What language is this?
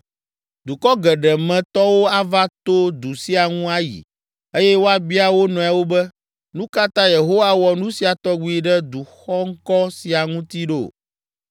Ewe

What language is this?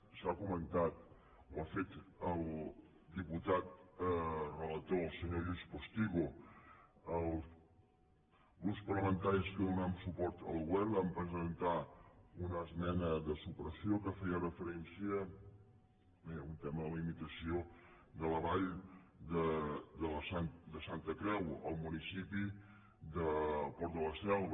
Catalan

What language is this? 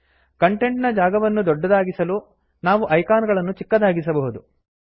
Kannada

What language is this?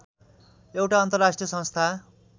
Nepali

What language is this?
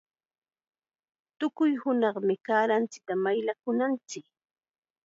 Chiquián Ancash Quechua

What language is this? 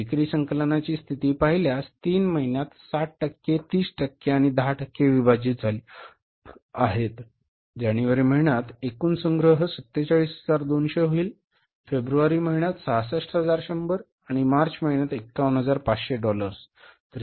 Marathi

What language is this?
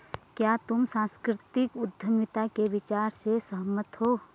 Hindi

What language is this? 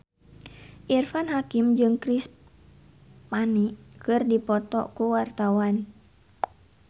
Sundanese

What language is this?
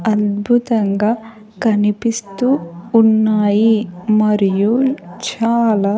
Telugu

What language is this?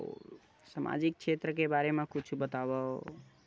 Chhattisgarhi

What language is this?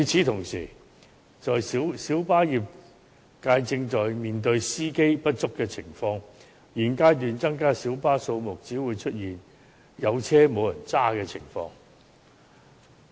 Cantonese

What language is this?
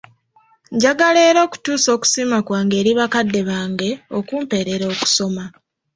Ganda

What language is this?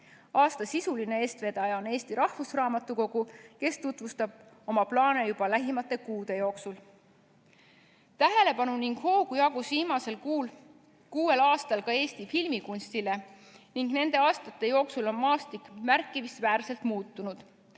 Estonian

